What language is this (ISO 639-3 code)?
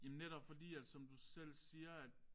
dan